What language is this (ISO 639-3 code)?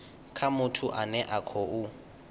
ven